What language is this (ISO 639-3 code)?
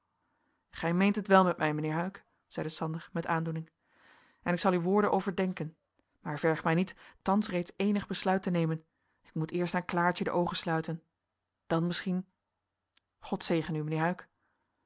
nld